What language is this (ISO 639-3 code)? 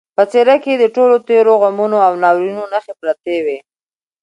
pus